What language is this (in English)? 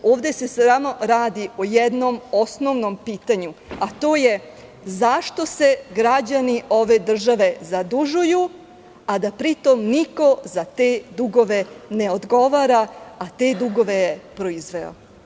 Serbian